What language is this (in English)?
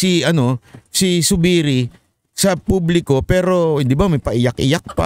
Filipino